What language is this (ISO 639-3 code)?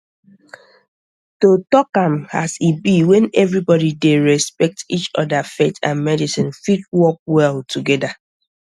pcm